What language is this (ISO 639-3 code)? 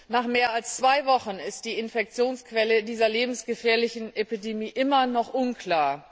deu